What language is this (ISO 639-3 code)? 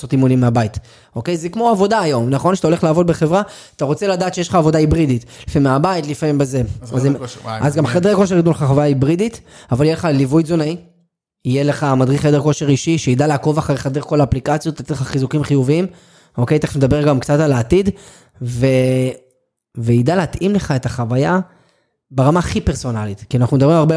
heb